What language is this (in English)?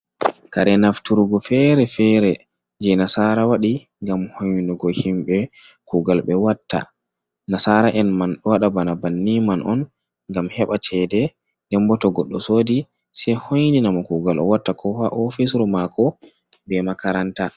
Fula